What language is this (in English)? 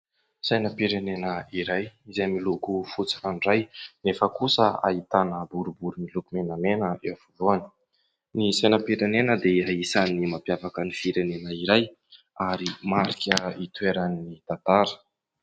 Malagasy